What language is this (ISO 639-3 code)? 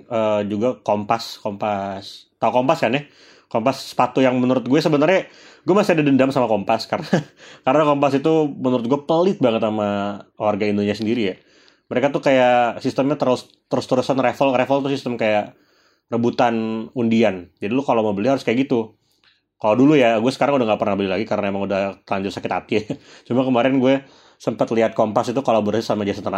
ind